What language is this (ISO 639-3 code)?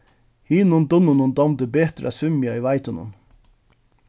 fao